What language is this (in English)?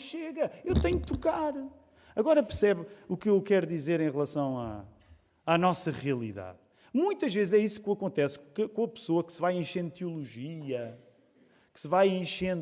Portuguese